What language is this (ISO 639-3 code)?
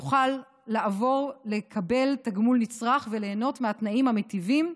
heb